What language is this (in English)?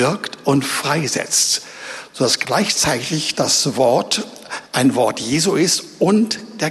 German